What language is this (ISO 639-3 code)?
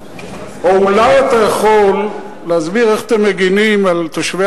heb